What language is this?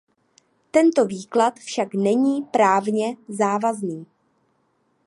Czech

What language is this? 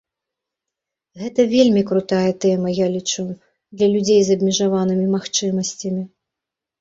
Belarusian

